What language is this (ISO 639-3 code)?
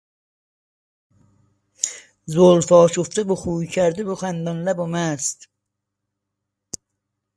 fas